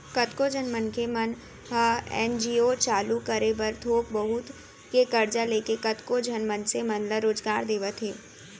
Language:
Chhattisgarhi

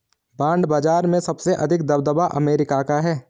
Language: Hindi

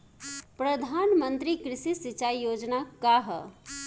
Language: Bhojpuri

